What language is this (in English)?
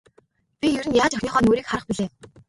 Mongolian